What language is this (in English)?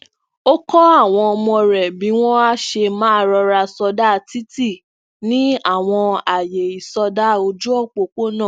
Yoruba